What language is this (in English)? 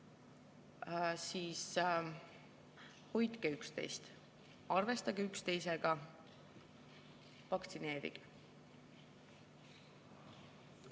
Estonian